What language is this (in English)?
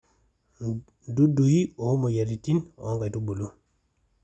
Masai